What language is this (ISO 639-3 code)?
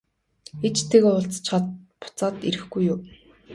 mon